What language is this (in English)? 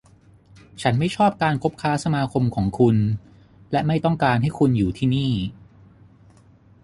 Thai